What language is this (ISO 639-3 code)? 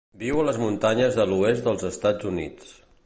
cat